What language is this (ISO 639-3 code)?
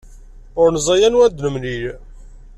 kab